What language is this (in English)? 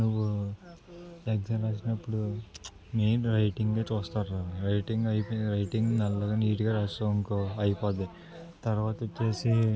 Telugu